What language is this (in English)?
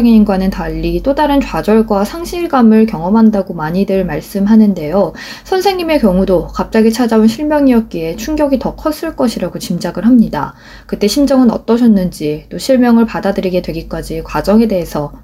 Korean